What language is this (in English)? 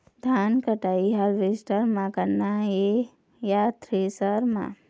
Chhattisgarhi